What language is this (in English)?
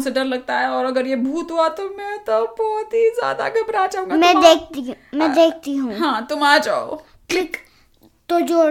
Hindi